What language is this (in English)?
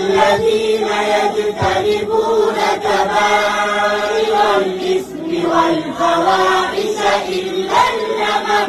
Arabic